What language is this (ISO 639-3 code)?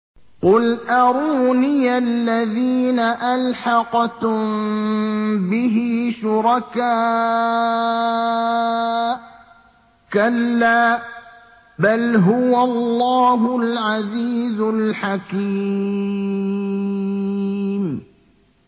ara